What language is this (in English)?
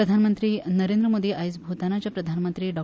Konkani